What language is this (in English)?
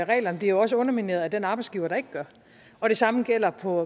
Danish